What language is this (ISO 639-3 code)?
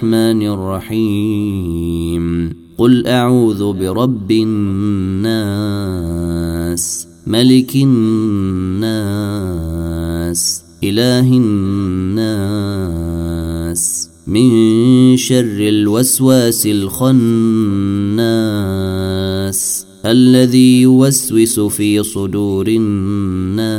ara